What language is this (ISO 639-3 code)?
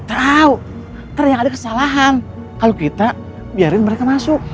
ind